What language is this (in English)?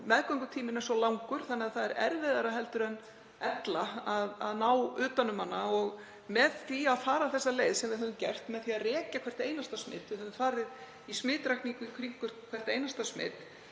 Icelandic